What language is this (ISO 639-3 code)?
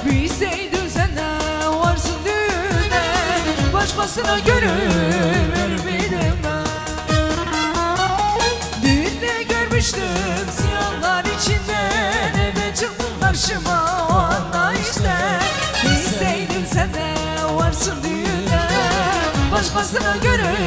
tur